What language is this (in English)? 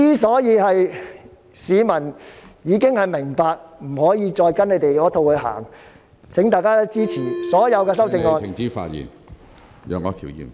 Cantonese